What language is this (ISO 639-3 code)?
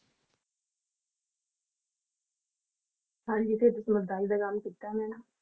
pan